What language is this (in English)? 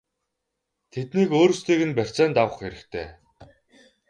Mongolian